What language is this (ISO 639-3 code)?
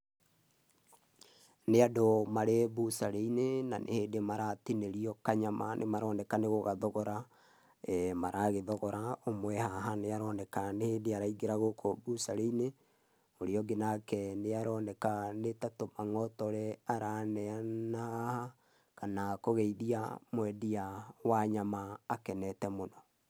kik